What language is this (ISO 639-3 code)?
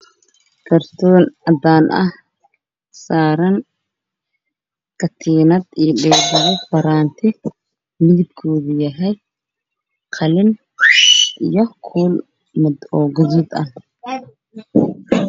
som